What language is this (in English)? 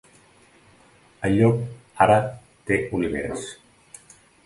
Catalan